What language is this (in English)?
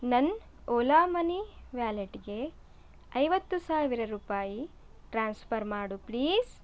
Kannada